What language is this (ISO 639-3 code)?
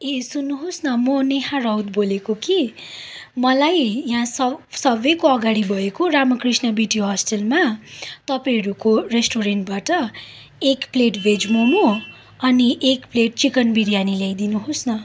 nep